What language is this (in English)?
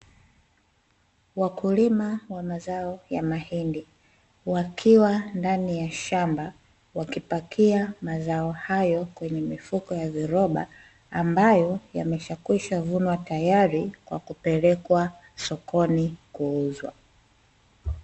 Swahili